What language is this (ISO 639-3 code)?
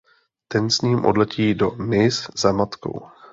ces